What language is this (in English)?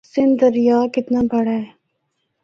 Northern Hindko